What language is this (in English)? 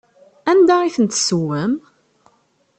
Kabyle